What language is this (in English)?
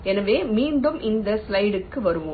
Tamil